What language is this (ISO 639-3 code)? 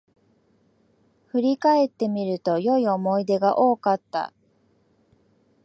jpn